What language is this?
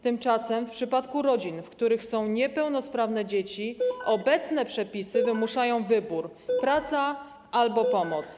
Polish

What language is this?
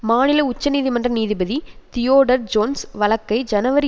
Tamil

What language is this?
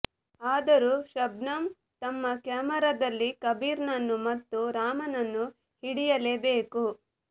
Kannada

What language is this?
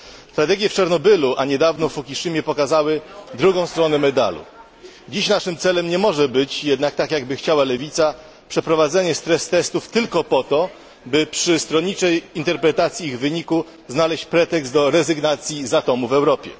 Polish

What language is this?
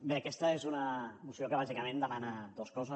Catalan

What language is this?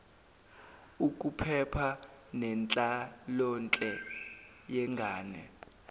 Zulu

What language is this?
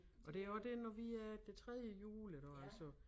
Danish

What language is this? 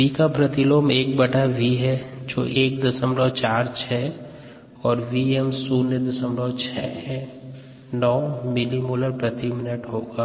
Hindi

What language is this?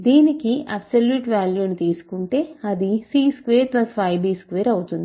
Telugu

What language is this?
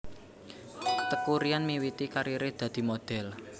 Javanese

